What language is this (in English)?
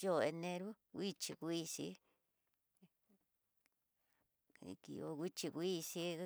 Tidaá Mixtec